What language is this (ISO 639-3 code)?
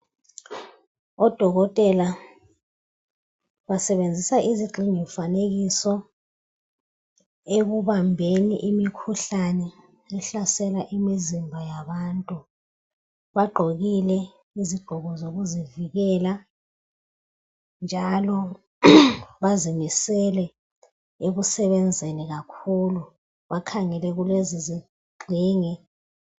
nde